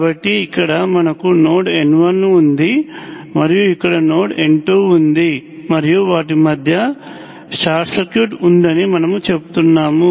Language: Telugu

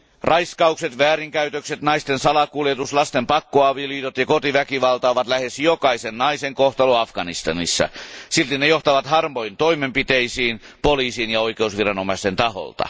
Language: Finnish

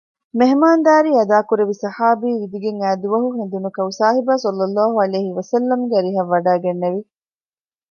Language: Divehi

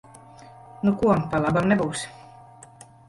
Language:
Latvian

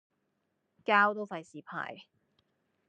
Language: Cantonese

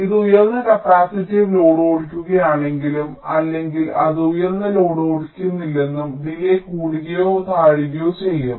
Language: Malayalam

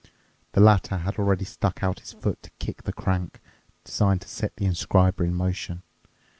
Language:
English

